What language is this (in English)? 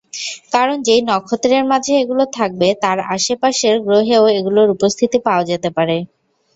Bangla